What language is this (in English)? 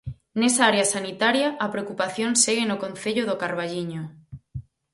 Galician